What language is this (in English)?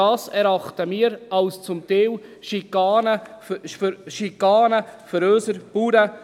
Swiss German